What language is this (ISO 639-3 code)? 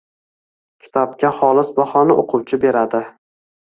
uzb